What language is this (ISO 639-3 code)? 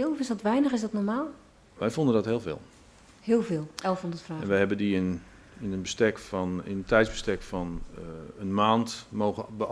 nld